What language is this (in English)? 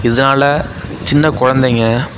Tamil